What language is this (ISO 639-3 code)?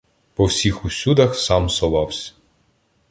ukr